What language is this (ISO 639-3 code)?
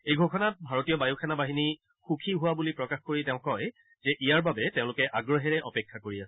asm